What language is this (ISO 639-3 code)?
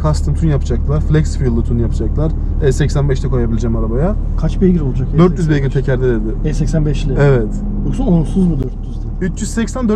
tur